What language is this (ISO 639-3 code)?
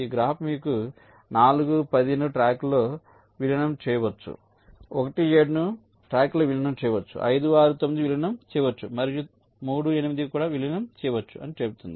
tel